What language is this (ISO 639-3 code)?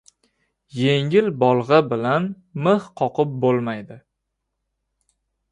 uzb